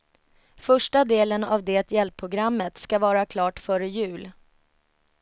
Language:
Swedish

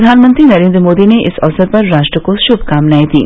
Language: Hindi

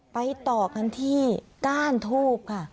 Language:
Thai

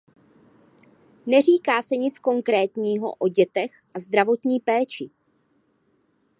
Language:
Czech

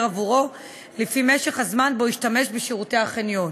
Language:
Hebrew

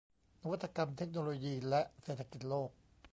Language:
Thai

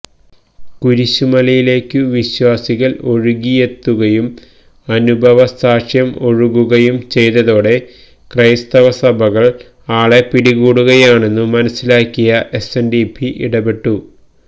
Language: Malayalam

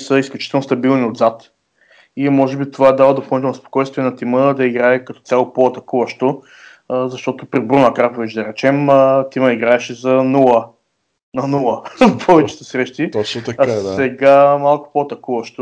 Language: Bulgarian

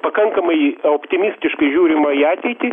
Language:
Lithuanian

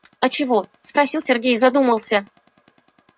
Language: Russian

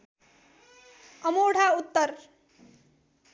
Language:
Nepali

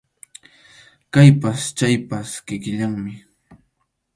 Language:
Arequipa-La Unión Quechua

